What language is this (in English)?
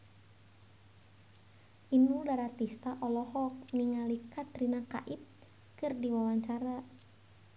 Sundanese